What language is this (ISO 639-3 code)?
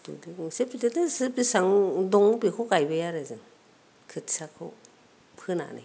brx